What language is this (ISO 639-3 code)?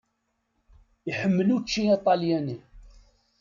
kab